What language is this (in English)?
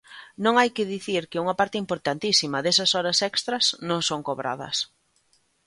Galician